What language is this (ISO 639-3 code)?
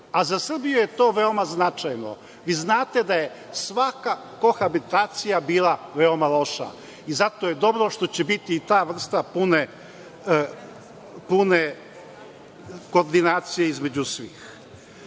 srp